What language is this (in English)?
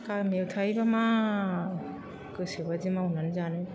Bodo